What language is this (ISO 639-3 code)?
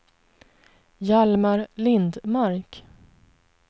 swe